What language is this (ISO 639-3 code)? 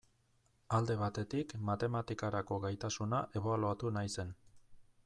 eus